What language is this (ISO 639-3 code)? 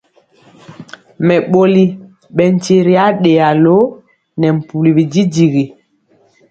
mcx